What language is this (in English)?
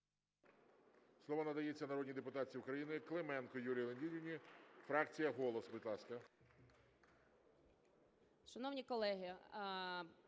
Ukrainian